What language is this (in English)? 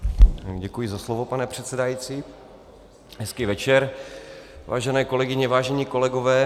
Czech